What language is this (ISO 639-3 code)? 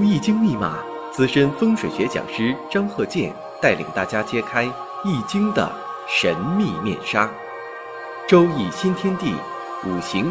zho